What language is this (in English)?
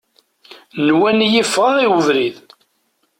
Kabyle